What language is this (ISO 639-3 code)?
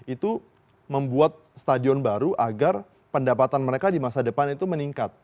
ind